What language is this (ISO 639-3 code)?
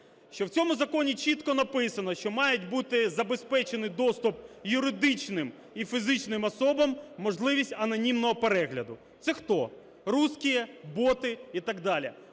ukr